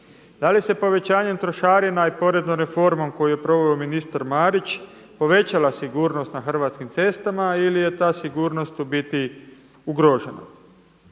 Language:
Croatian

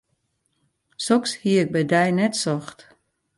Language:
Western Frisian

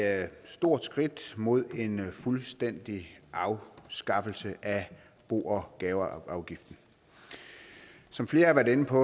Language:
Danish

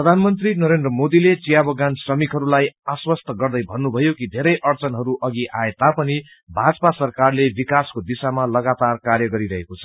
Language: Nepali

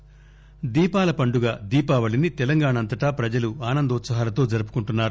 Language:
Telugu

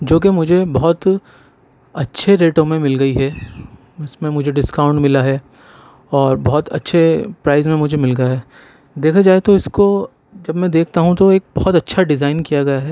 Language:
Urdu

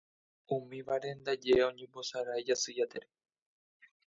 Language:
Guarani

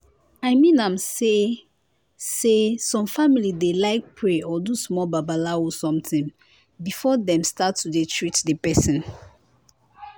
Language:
Nigerian Pidgin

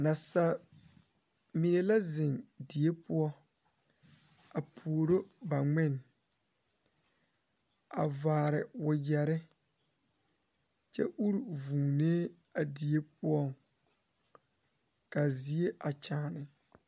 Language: Southern Dagaare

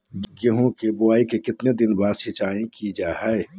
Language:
Magahi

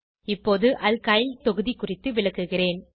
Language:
Tamil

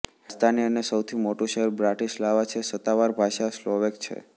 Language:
Gujarati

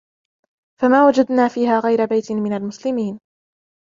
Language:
Arabic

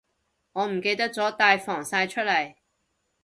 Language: Cantonese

